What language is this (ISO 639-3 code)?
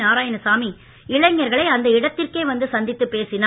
tam